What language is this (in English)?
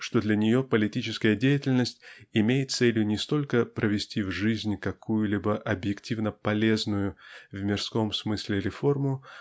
Russian